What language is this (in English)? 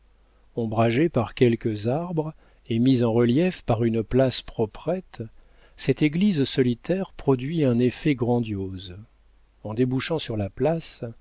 French